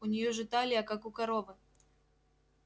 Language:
Russian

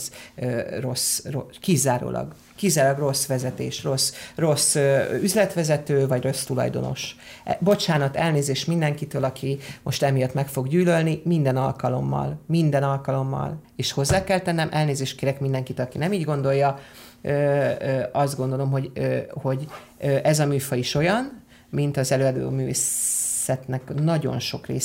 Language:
Hungarian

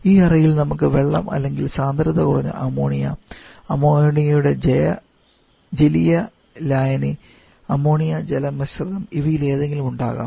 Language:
Malayalam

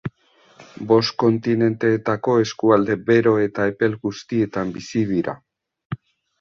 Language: Basque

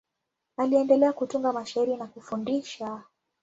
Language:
Swahili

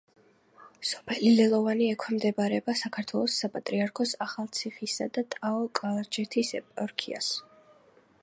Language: Georgian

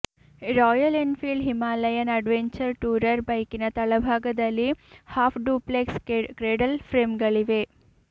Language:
Kannada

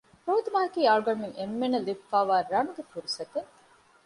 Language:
Divehi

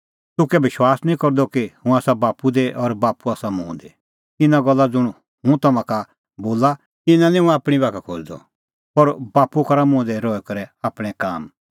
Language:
Kullu Pahari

